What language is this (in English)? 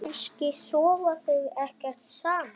Icelandic